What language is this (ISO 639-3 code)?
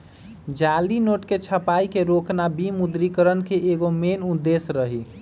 mag